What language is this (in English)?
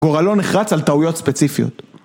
Hebrew